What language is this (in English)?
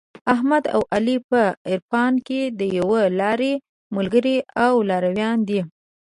Pashto